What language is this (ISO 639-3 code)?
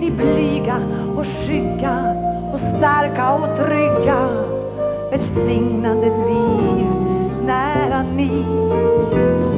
swe